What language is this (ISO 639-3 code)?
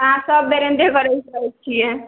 mai